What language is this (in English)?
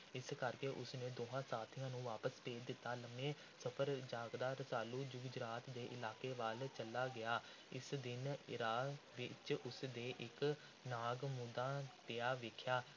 Punjabi